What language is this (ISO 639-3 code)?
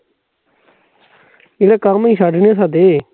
pan